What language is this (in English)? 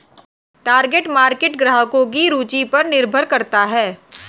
Hindi